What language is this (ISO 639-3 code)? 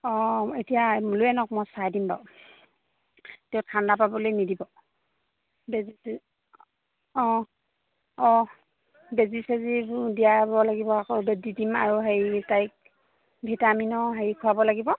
asm